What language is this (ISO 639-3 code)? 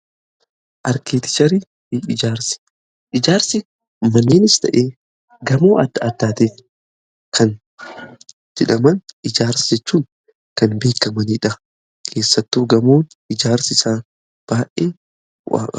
orm